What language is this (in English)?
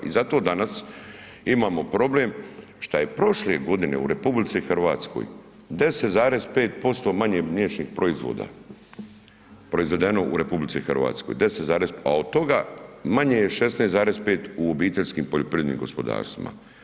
Croatian